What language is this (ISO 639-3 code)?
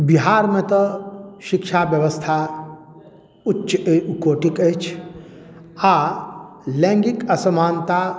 mai